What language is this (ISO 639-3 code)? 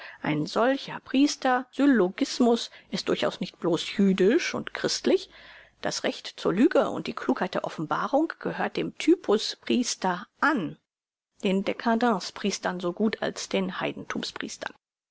deu